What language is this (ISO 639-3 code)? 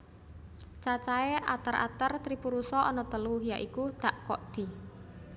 jav